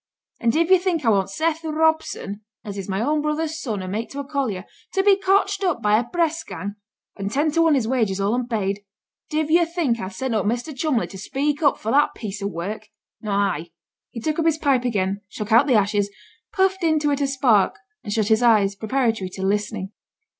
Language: English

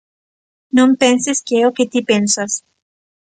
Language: Galician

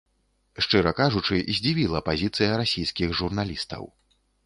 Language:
Belarusian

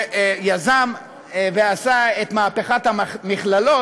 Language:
Hebrew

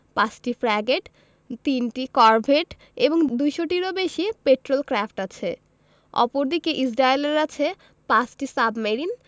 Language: Bangla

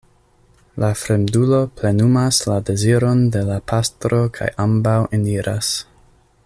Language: Esperanto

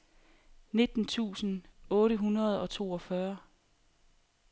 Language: Danish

